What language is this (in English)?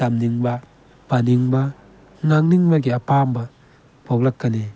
Manipuri